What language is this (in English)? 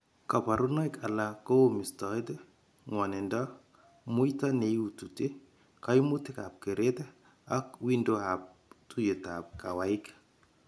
Kalenjin